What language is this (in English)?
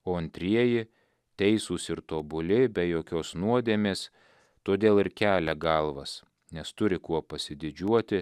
Lithuanian